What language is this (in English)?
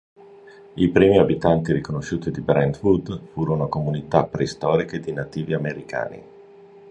Italian